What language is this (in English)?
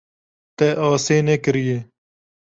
Kurdish